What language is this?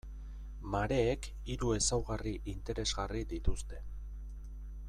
Basque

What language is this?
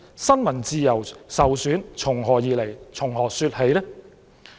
Cantonese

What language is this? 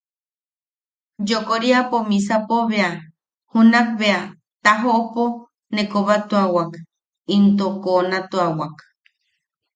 Yaqui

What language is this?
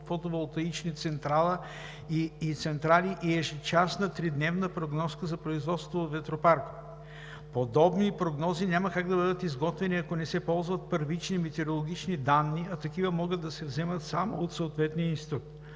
Bulgarian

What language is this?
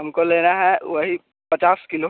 Hindi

